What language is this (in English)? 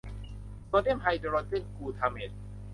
Thai